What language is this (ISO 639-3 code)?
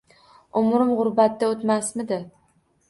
uzb